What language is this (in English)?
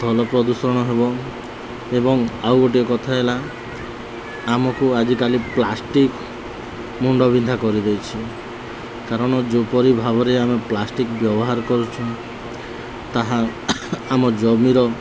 Odia